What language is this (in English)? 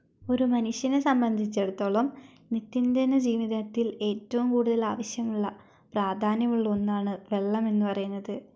Malayalam